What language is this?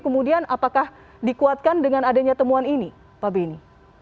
Indonesian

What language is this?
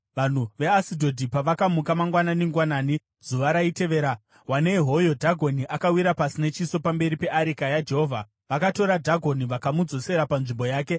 Shona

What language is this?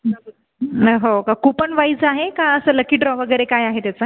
Marathi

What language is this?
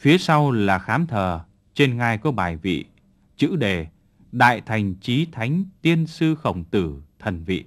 Vietnamese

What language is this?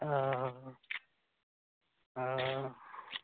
Maithili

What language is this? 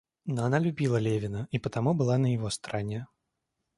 Russian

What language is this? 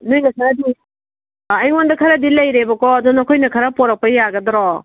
Manipuri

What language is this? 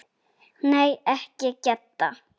Icelandic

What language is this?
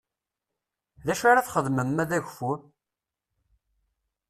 Kabyle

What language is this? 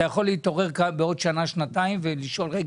Hebrew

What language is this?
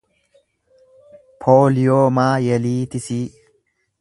Oromo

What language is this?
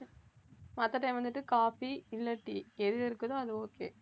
Tamil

